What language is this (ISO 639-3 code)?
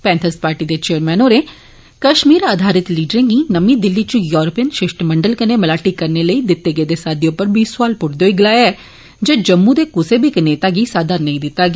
doi